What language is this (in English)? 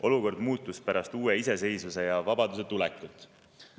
Estonian